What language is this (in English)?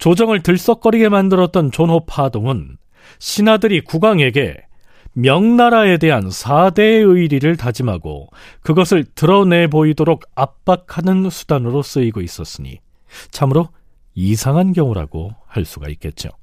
Korean